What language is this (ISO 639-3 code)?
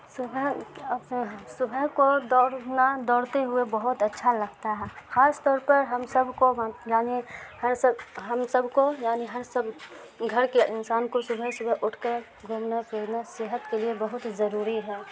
urd